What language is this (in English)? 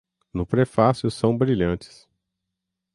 Portuguese